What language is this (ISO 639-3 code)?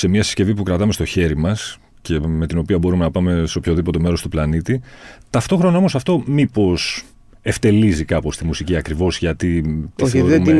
ell